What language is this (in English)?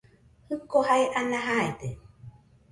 Nüpode Huitoto